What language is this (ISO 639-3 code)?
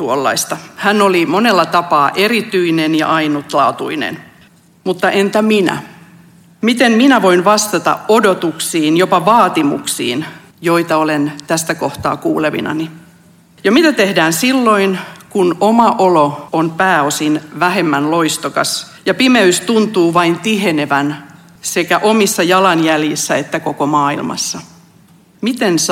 fin